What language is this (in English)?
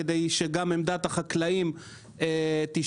Hebrew